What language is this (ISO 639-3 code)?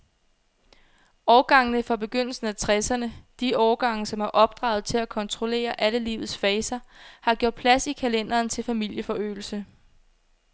dan